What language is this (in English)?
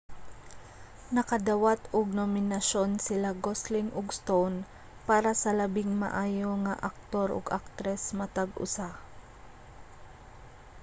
Cebuano